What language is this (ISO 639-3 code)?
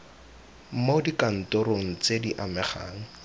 tsn